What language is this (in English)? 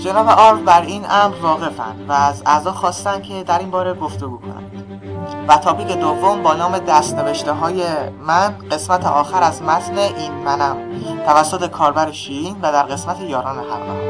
Persian